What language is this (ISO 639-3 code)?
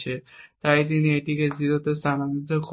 ben